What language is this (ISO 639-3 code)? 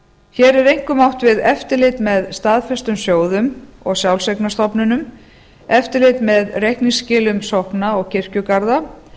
isl